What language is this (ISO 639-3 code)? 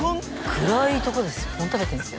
jpn